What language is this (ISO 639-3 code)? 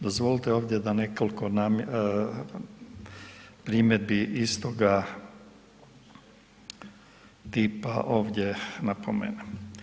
hrv